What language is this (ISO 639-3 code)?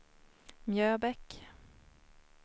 swe